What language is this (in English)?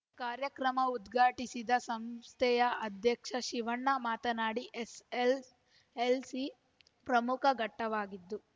Kannada